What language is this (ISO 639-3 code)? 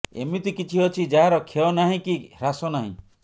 ori